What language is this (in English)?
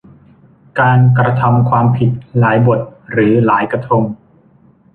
Thai